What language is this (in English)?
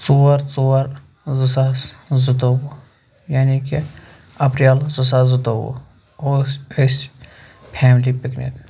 Kashmiri